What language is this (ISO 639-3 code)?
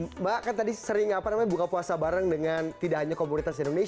ind